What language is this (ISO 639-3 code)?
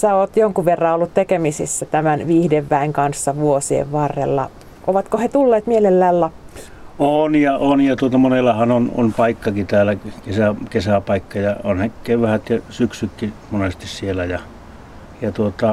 fin